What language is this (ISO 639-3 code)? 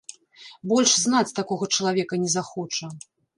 bel